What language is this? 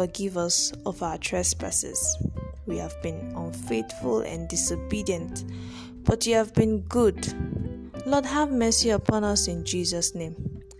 English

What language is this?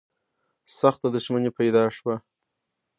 Pashto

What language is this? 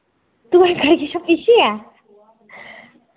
Dogri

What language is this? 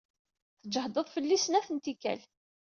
Kabyle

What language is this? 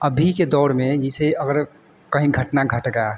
Hindi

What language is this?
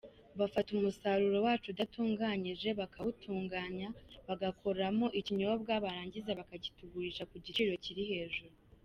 Kinyarwanda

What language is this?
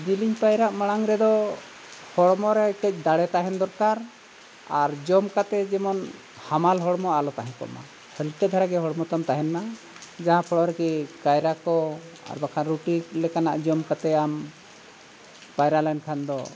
Santali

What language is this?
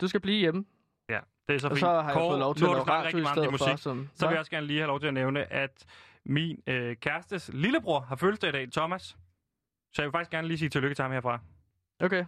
Danish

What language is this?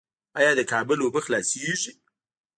Pashto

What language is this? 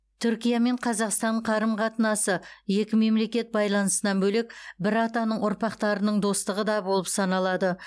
Kazakh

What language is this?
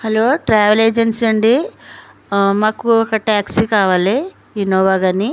Telugu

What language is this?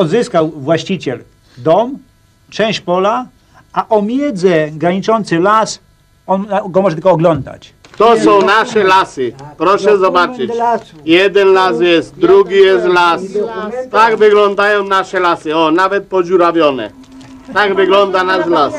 Polish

